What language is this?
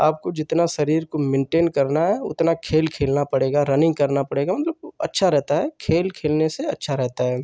Hindi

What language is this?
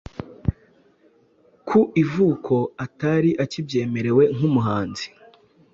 Kinyarwanda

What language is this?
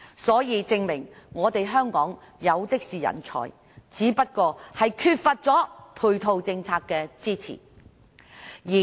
Cantonese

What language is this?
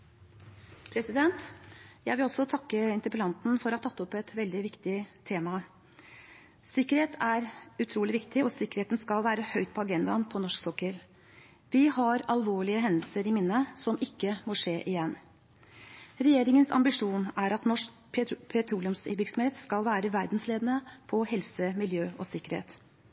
Norwegian Bokmål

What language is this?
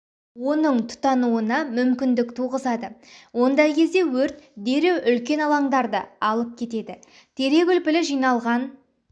Kazakh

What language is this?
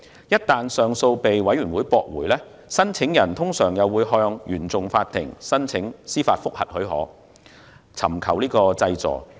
Cantonese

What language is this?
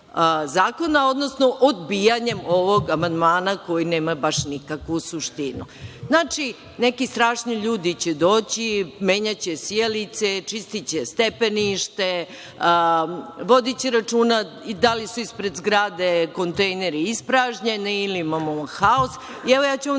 Serbian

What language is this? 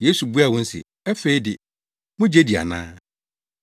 Akan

